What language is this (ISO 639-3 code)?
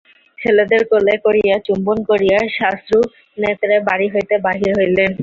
ben